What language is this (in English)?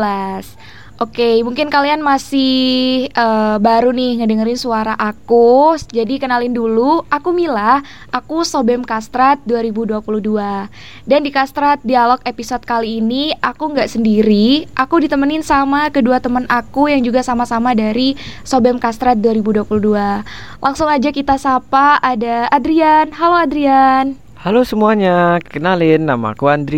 Indonesian